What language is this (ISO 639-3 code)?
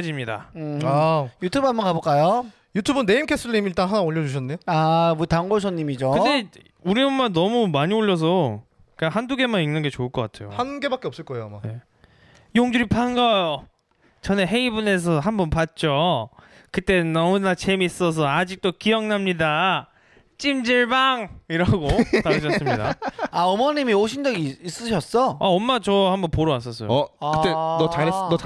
kor